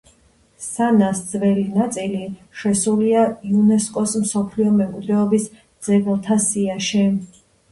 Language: Georgian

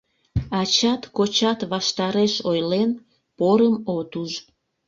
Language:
Mari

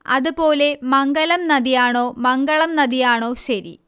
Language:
Malayalam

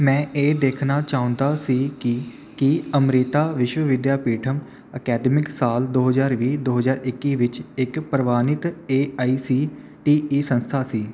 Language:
Punjabi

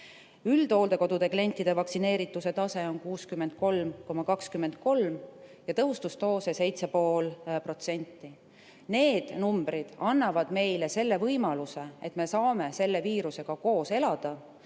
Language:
Estonian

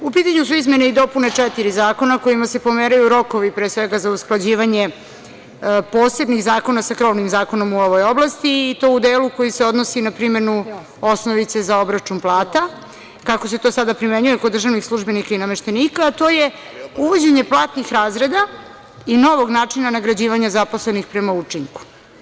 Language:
Serbian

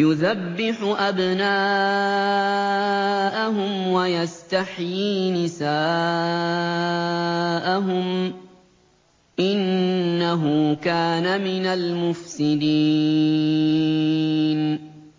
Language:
Arabic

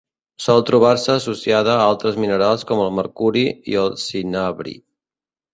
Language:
Catalan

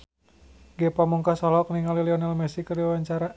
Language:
Sundanese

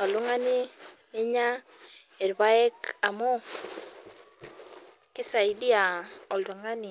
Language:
Masai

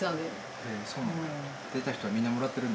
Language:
Japanese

